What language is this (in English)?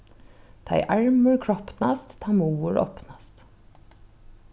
Faroese